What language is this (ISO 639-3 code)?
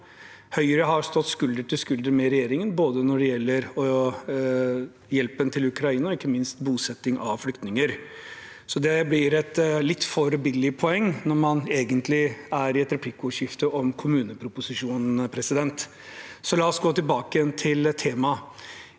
nor